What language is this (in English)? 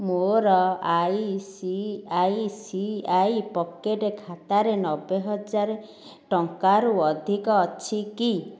Odia